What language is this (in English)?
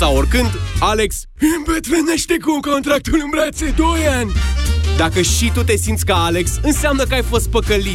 Romanian